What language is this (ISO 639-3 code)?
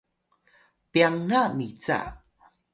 tay